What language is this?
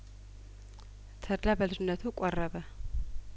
Amharic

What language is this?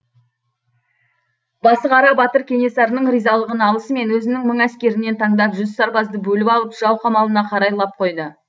Kazakh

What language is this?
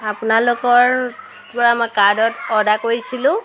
Assamese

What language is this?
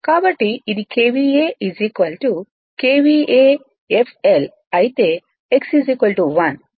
Telugu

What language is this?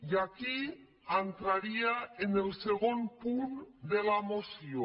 Catalan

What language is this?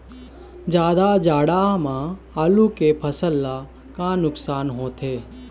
Chhattisgarhi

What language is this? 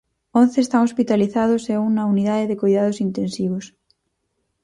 Galician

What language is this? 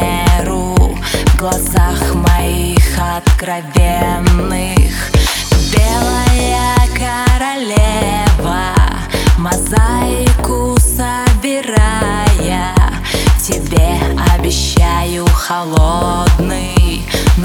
Russian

